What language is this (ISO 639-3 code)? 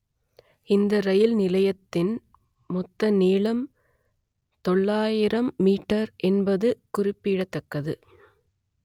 tam